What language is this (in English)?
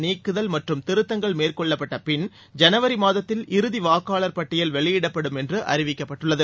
Tamil